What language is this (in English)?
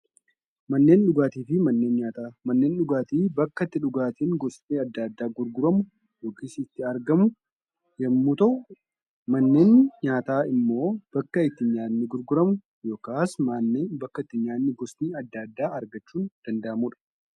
Oromo